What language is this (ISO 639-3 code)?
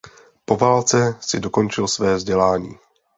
ces